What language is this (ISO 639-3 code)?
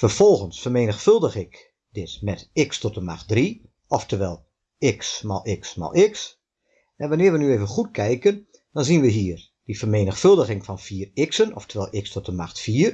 nld